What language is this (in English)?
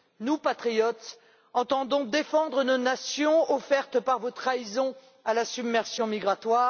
French